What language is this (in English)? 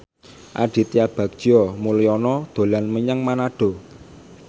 Javanese